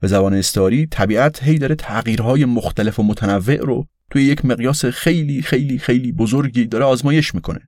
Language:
Persian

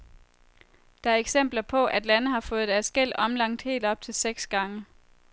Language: Danish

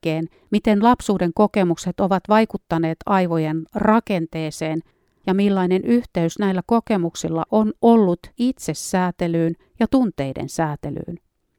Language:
Finnish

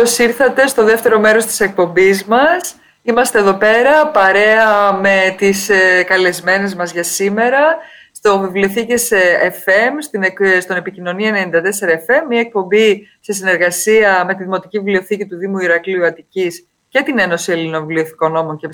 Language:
Greek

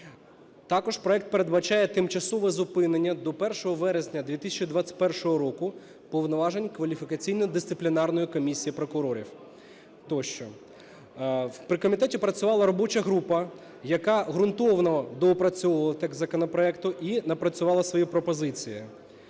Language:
Ukrainian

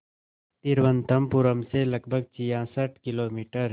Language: Hindi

